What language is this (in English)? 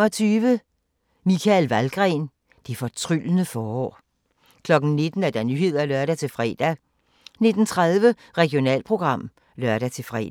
Danish